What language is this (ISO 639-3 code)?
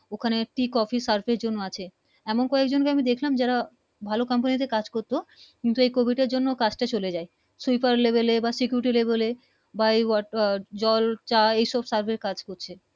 ben